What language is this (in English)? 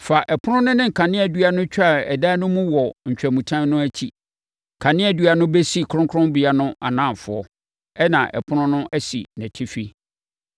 Akan